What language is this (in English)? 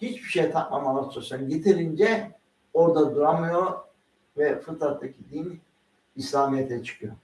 Turkish